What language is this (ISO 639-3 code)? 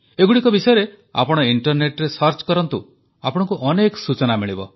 ori